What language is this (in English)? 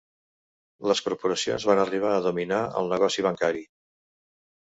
Catalan